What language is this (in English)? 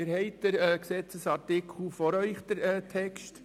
Swiss German